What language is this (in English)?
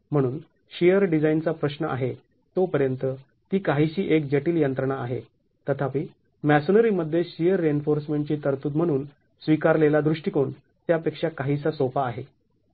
Marathi